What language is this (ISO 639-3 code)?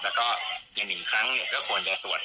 tha